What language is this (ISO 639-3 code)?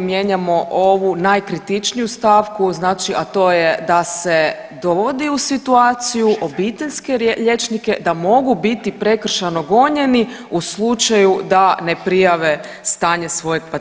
hrv